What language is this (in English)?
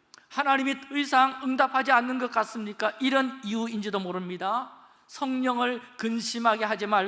Korean